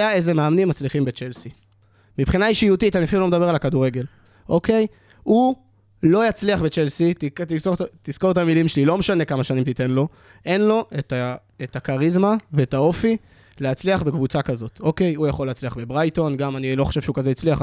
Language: Hebrew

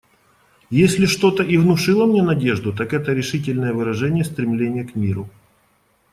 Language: Russian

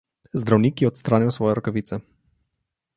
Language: Slovenian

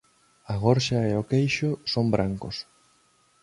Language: Galician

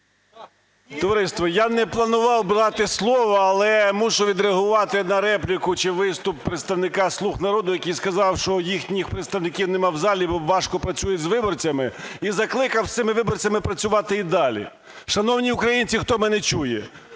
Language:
Ukrainian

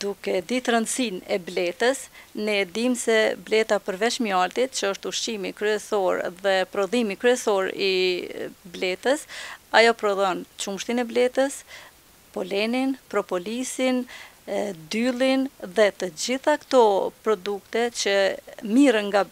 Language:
Romanian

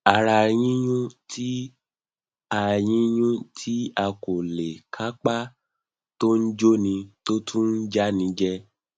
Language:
Yoruba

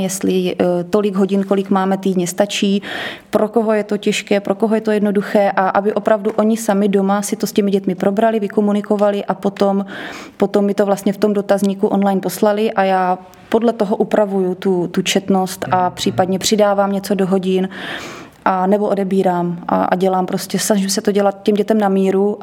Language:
Czech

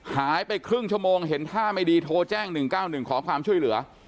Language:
Thai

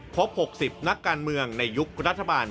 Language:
Thai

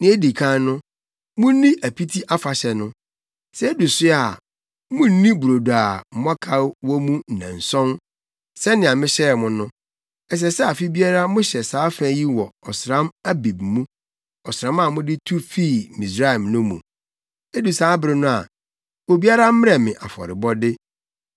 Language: Akan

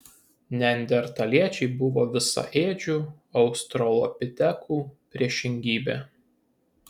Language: Lithuanian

